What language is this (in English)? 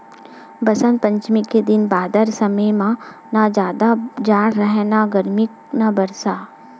Chhattisgarhi